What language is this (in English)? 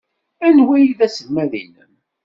Kabyle